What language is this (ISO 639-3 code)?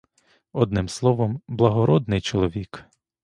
ukr